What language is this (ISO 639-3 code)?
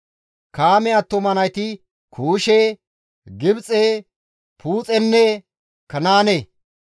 gmv